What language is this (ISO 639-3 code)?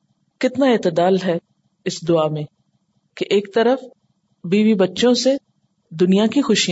urd